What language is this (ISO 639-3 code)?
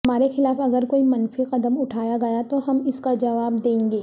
urd